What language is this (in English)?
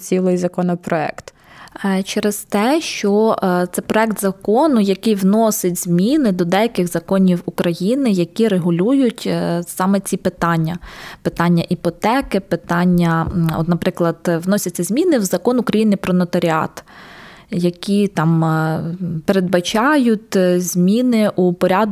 Ukrainian